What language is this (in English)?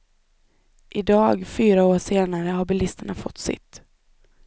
Swedish